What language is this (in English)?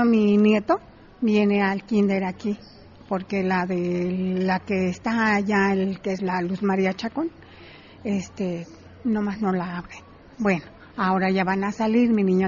Spanish